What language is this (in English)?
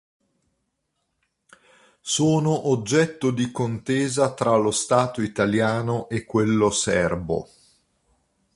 Italian